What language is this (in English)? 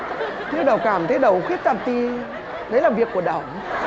Vietnamese